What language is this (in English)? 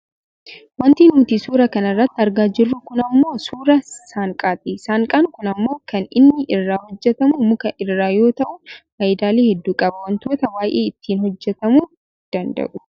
Oromo